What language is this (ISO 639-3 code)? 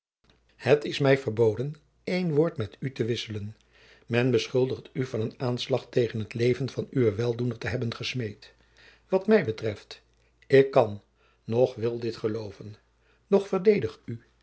nld